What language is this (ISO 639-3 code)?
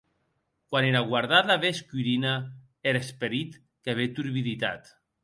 oci